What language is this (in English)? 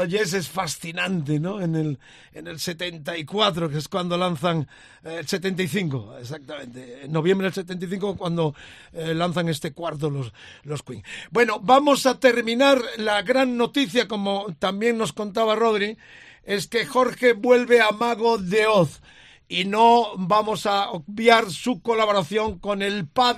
Spanish